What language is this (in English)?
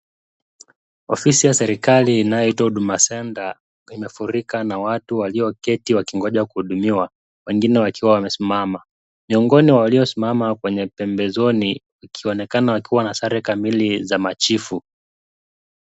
Swahili